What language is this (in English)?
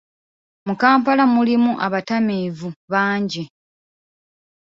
Ganda